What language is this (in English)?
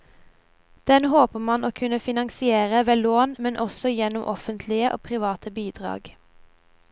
Norwegian